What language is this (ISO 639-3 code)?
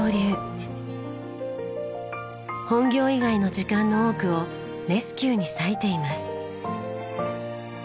jpn